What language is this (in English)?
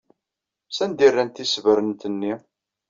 Kabyle